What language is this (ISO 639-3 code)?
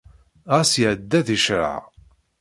kab